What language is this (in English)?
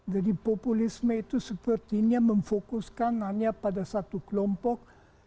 Indonesian